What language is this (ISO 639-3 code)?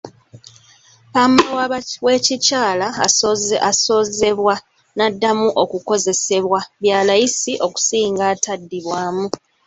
lug